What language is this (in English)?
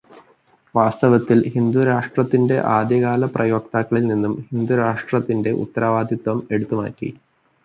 Malayalam